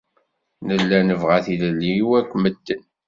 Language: Kabyle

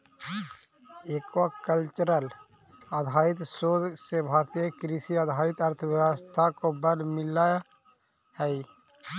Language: Magahi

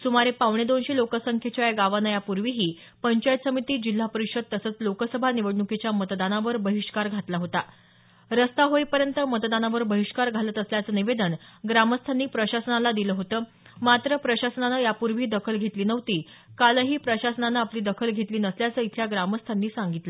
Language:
Marathi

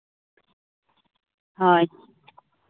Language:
Santali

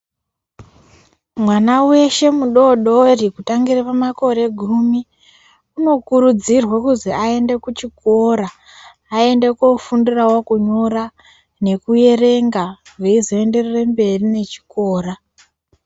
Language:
Ndau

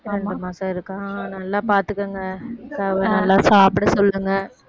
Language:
Tamil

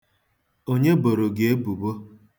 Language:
Igbo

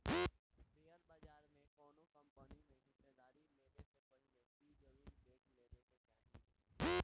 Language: Bhojpuri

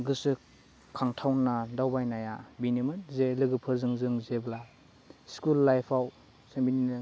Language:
Bodo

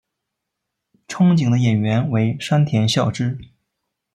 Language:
Chinese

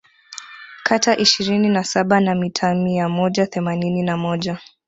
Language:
Swahili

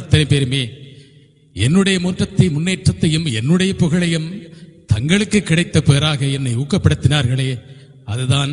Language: Tamil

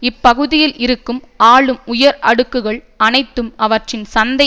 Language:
Tamil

